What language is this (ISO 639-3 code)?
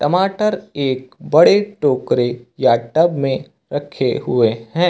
hin